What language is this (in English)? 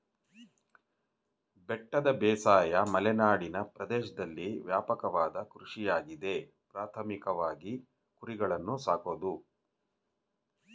Kannada